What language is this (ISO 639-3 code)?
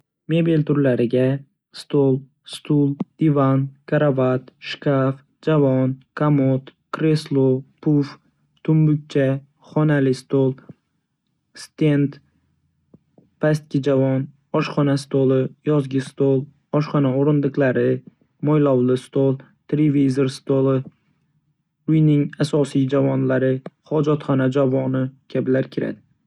uzb